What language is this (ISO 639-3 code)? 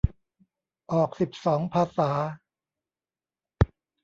tha